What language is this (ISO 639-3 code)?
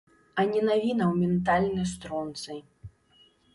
bel